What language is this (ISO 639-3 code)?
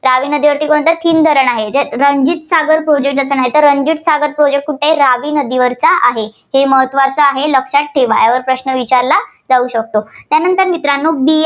mar